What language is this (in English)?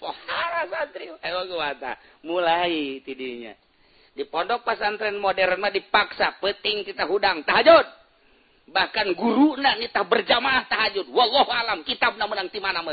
Indonesian